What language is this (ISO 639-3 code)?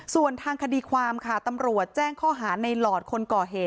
tha